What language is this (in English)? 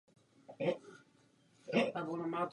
Czech